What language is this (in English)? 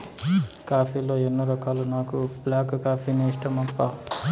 Telugu